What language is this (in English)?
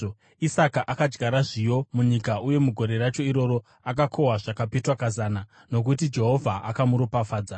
Shona